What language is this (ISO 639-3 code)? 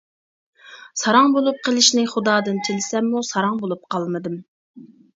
uig